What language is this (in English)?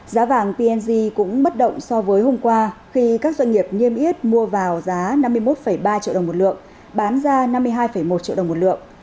Vietnamese